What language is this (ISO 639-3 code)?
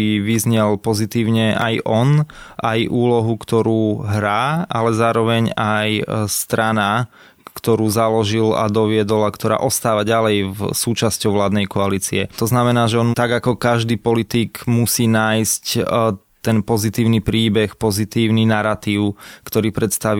slk